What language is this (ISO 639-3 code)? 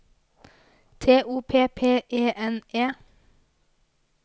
nor